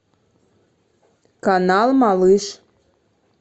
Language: Russian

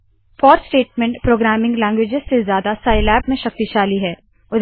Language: Hindi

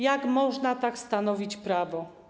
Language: Polish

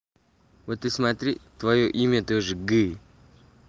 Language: Russian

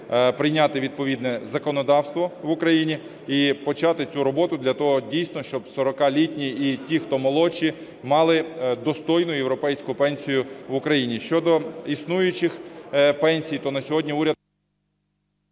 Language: Ukrainian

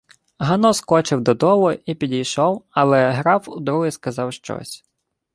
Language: Ukrainian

